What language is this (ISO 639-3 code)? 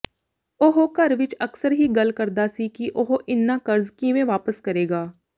pan